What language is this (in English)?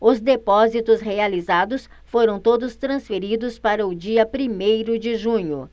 Portuguese